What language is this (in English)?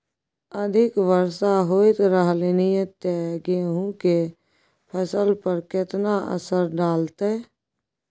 Maithili